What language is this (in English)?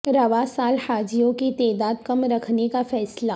Urdu